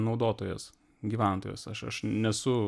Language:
Lithuanian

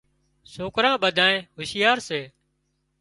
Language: Wadiyara Koli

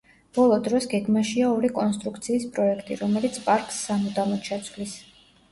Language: Georgian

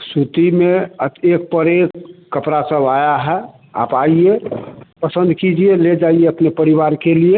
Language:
Hindi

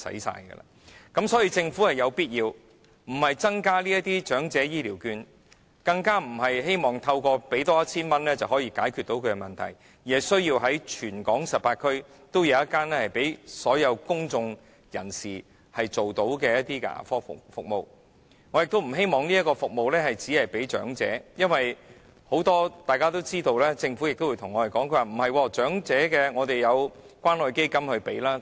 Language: Cantonese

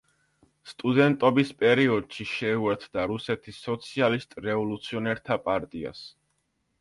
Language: Georgian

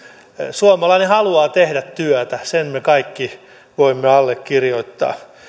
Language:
Finnish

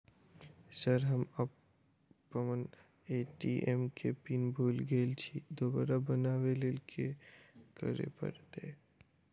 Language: Maithili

